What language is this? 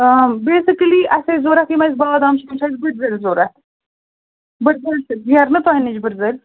Kashmiri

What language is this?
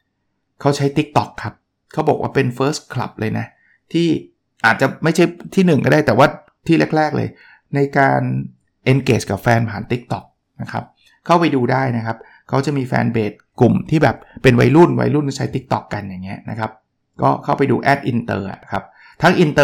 Thai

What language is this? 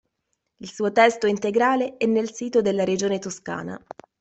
Italian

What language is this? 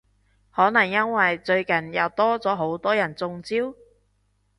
Cantonese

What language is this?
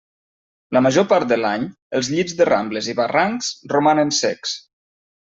Catalan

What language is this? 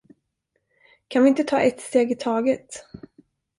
Swedish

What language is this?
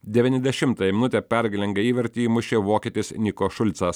Lithuanian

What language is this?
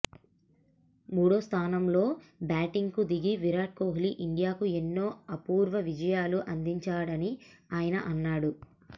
Telugu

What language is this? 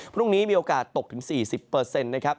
Thai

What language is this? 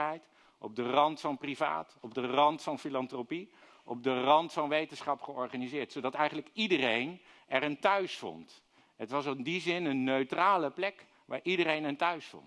Dutch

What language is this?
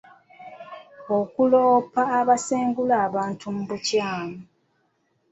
Ganda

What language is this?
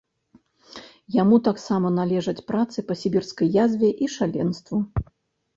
Belarusian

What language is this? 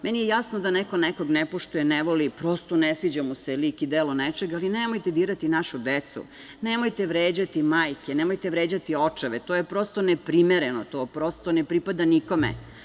Serbian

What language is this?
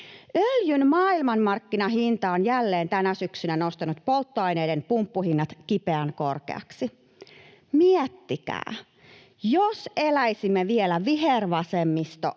Finnish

